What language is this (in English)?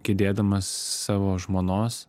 Lithuanian